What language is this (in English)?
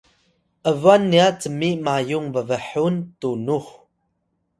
Atayal